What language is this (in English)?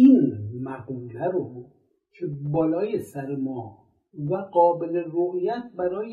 Persian